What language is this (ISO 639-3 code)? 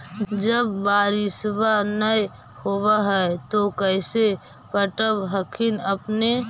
mag